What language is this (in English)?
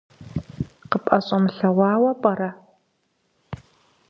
Kabardian